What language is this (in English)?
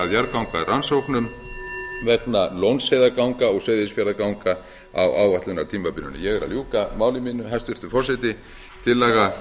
Icelandic